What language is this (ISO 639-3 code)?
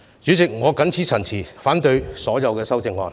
yue